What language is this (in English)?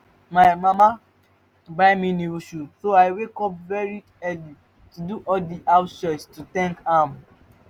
Nigerian Pidgin